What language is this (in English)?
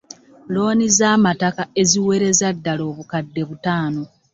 Ganda